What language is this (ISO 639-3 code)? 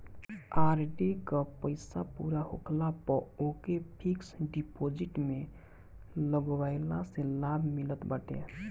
bho